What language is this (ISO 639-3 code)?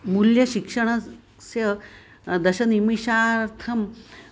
san